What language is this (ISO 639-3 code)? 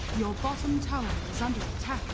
eng